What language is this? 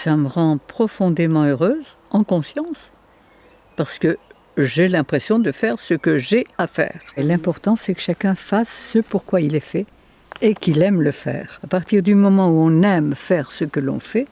French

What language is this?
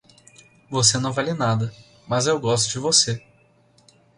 Portuguese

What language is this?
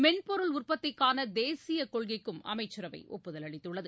Tamil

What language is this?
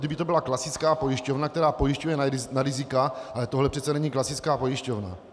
Czech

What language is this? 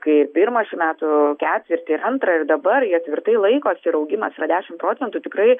Lithuanian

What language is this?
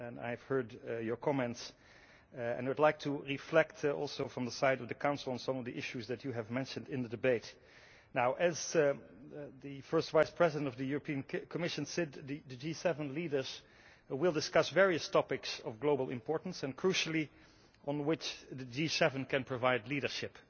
English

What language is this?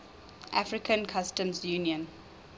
English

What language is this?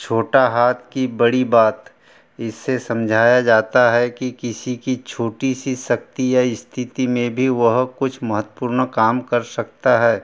Hindi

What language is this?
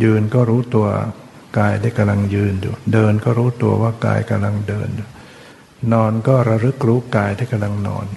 Thai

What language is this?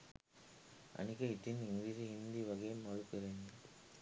Sinhala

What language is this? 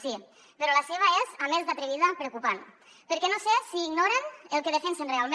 Catalan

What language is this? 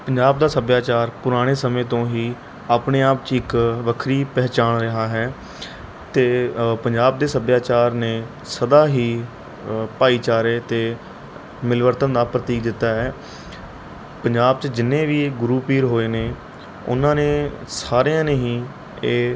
Punjabi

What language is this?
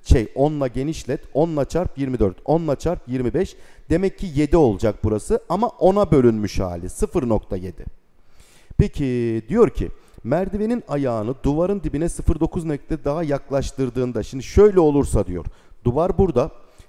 Turkish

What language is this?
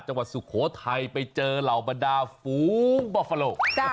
Thai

